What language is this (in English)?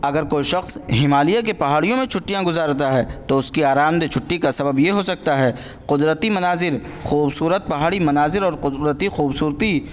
Urdu